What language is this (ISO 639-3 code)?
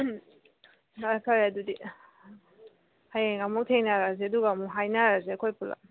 mni